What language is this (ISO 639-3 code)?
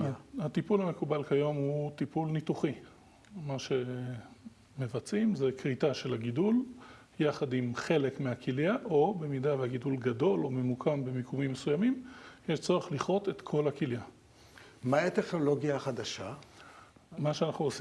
heb